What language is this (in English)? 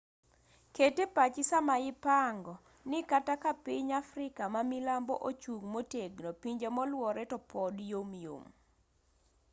Luo (Kenya and Tanzania)